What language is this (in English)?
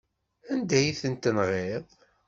Kabyle